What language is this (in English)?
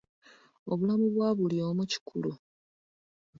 Ganda